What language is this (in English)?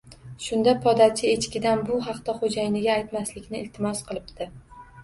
Uzbek